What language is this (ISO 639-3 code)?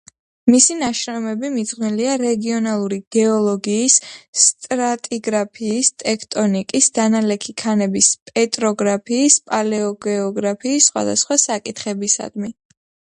kat